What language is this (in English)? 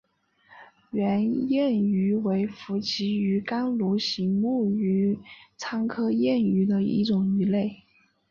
Chinese